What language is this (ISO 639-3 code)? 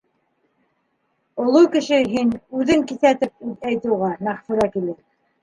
bak